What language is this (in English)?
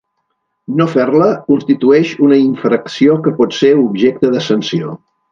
Catalan